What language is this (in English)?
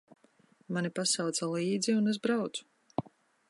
Latvian